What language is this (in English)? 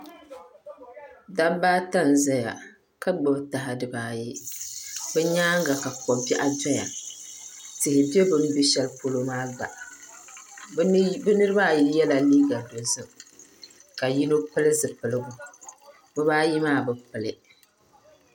Dagbani